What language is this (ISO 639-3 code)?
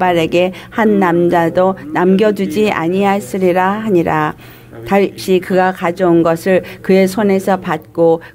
kor